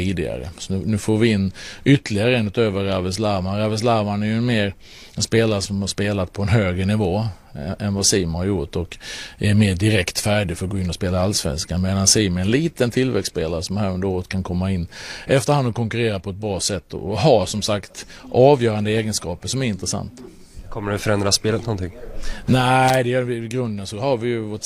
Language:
Swedish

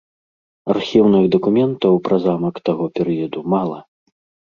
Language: Belarusian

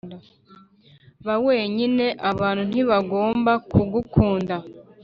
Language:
Kinyarwanda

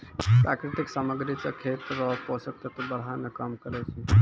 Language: Maithili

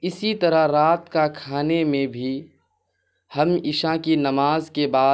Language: Urdu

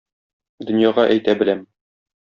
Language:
Tatar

